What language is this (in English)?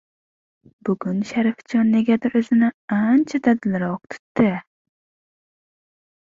Uzbek